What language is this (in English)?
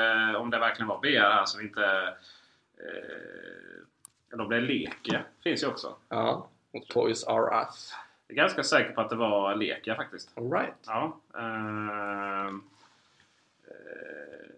Swedish